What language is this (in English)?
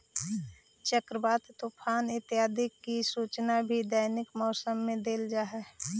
Magahi